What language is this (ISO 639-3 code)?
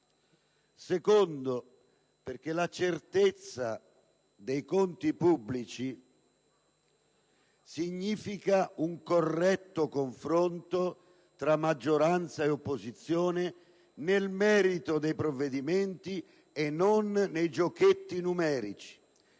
ita